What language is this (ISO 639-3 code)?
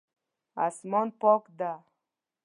pus